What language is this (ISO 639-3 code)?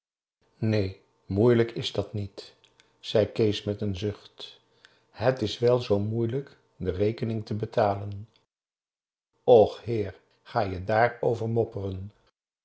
nld